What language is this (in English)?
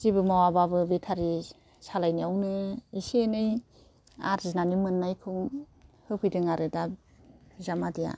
Bodo